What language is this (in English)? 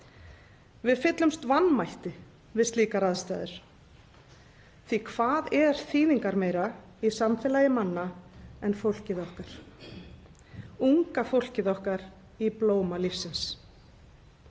Icelandic